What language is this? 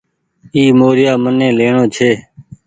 Goaria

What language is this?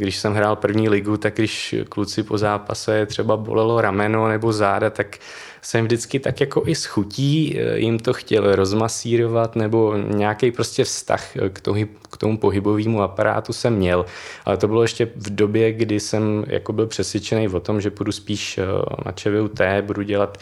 Czech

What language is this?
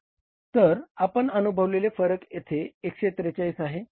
Marathi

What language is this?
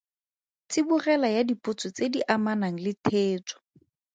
Tswana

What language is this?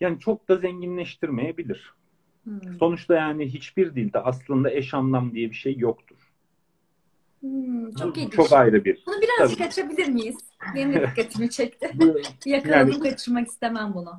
Turkish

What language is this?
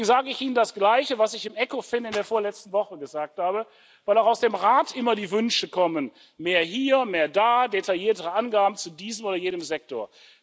German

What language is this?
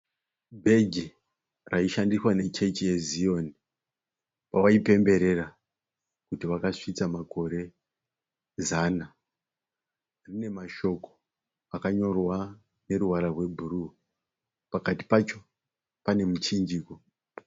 Shona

